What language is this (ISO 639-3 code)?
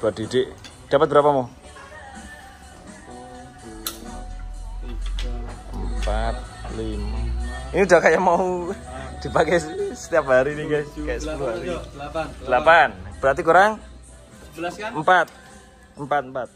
ind